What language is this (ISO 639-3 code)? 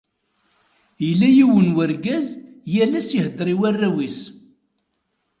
kab